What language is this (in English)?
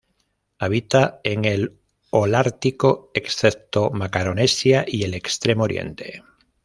Spanish